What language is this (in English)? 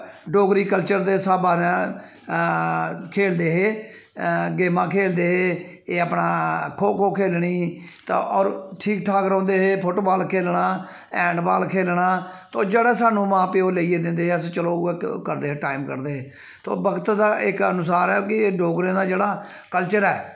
Dogri